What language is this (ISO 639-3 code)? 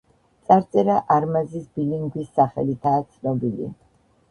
kat